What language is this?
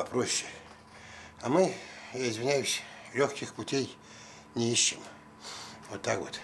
Russian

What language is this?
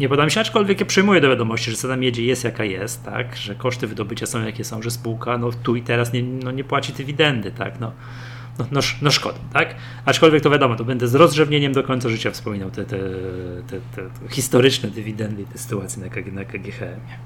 Polish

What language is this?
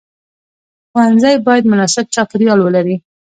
Pashto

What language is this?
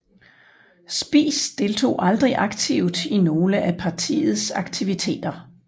Danish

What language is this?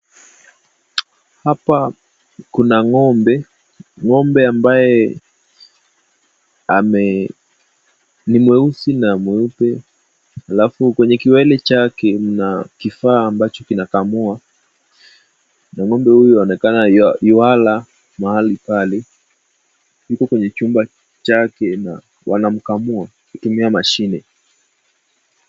Swahili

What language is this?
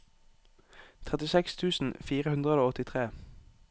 Norwegian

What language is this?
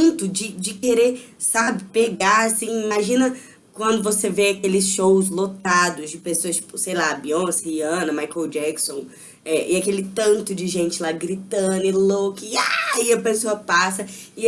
Portuguese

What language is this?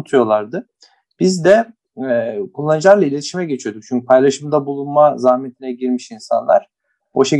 Turkish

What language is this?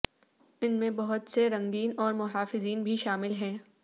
Urdu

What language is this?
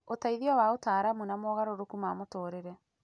Kikuyu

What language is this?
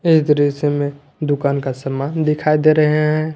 Hindi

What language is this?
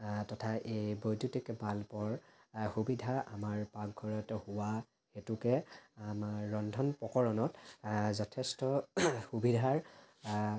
Assamese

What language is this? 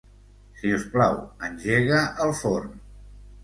Catalan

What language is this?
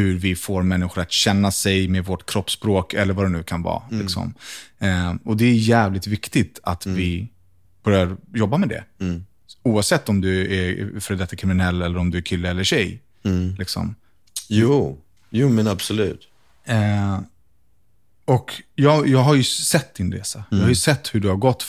Swedish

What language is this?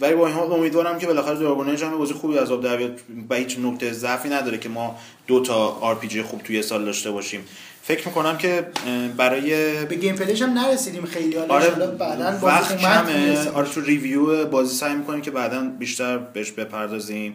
Persian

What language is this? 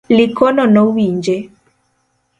Luo (Kenya and Tanzania)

